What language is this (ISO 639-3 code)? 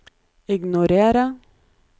nor